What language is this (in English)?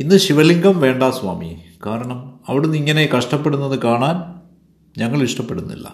Malayalam